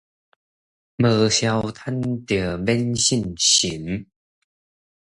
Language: Min Nan Chinese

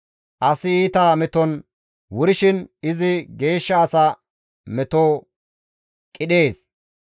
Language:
Gamo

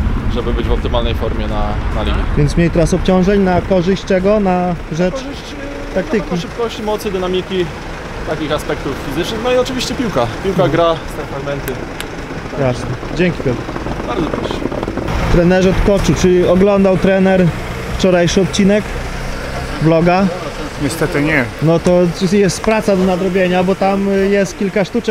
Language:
Polish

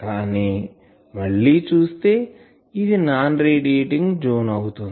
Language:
Telugu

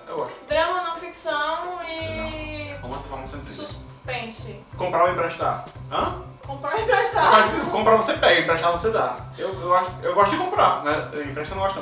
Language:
Portuguese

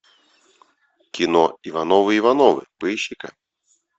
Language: Russian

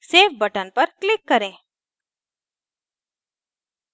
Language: Hindi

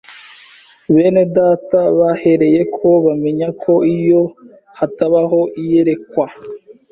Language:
Kinyarwanda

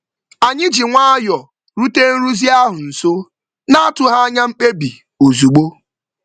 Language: Igbo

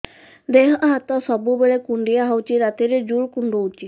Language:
Odia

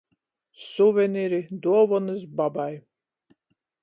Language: Latgalian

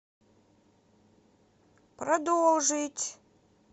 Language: Russian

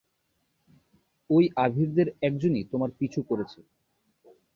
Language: Bangla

